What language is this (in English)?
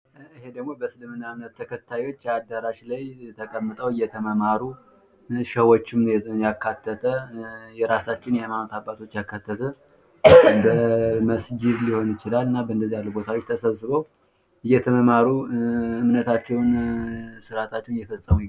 Amharic